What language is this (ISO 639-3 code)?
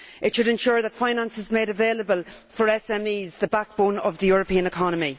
eng